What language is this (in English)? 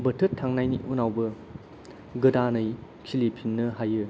Bodo